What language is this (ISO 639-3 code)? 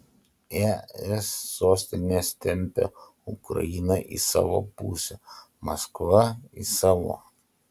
lit